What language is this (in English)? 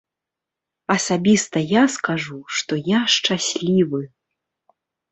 Belarusian